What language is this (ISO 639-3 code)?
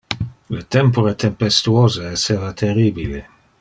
ina